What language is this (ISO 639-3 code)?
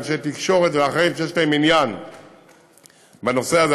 heb